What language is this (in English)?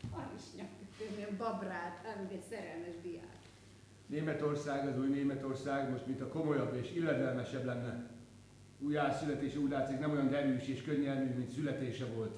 Hungarian